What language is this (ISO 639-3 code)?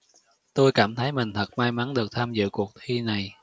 vie